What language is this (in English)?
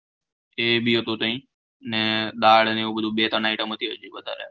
Gujarati